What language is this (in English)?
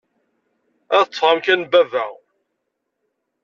Kabyle